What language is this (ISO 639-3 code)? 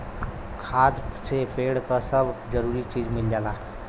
bho